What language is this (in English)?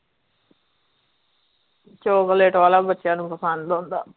Punjabi